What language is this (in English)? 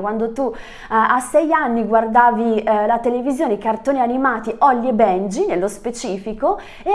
Italian